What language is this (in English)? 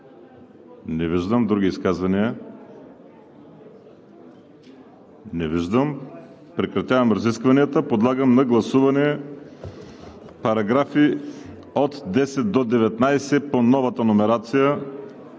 Bulgarian